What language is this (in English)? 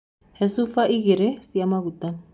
Kikuyu